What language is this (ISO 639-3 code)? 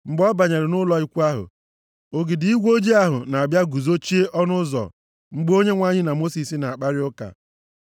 ibo